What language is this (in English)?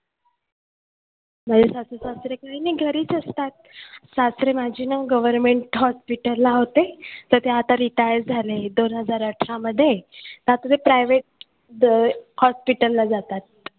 Marathi